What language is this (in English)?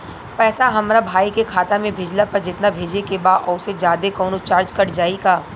Bhojpuri